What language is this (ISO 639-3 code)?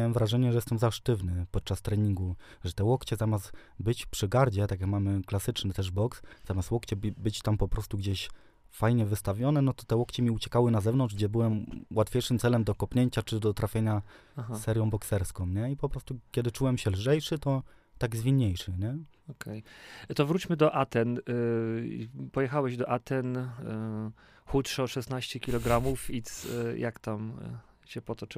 pol